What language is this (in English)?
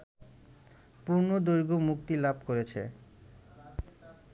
Bangla